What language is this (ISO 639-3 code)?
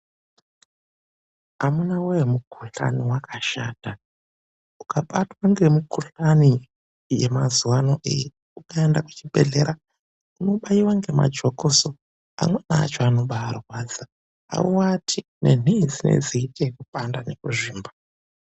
ndc